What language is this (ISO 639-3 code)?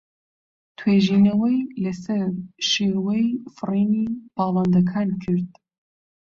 ckb